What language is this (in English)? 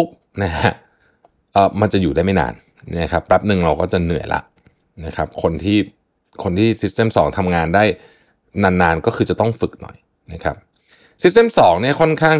Thai